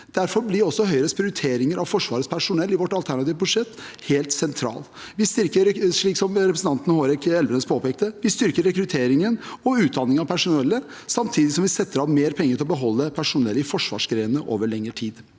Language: Norwegian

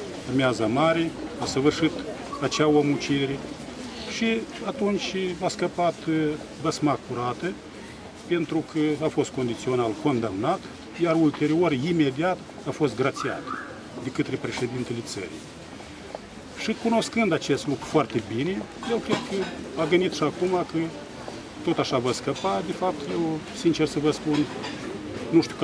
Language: Romanian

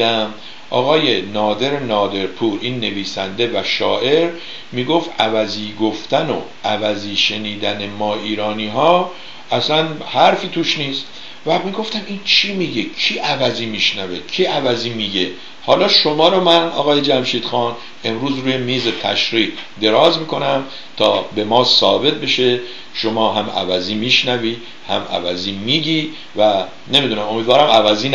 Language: Persian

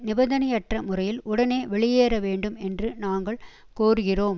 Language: Tamil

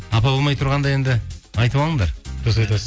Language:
Kazakh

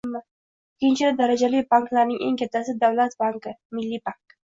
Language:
Uzbek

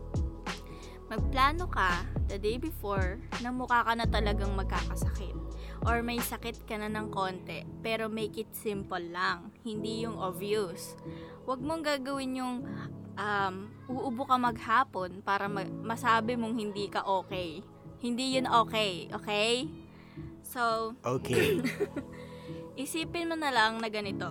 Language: Filipino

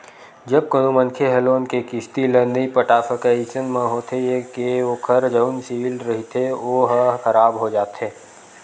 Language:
Chhattisgarhi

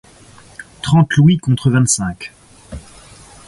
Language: French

